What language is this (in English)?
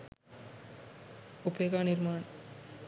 Sinhala